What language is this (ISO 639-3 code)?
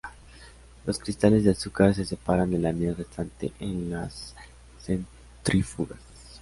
spa